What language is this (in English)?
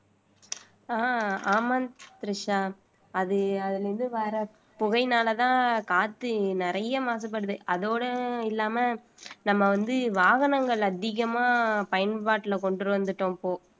Tamil